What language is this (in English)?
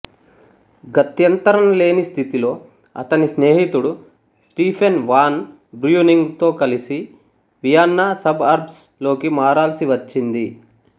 Telugu